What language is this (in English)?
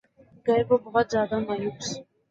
Urdu